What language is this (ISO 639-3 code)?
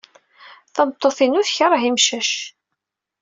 kab